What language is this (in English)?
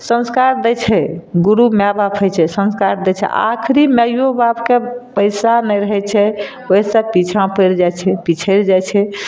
Maithili